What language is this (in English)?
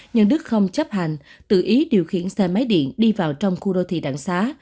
Vietnamese